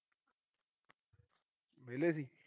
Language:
Punjabi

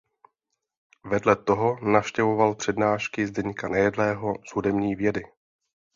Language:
Czech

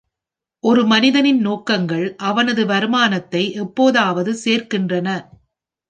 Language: Tamil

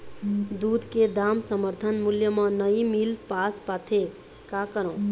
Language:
Chhattisgarhi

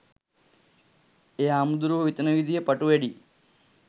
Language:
Sinhala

